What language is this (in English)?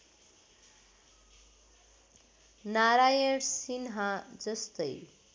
Nepali